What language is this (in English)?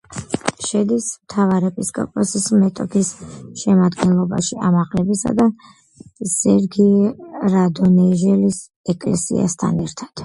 Georgian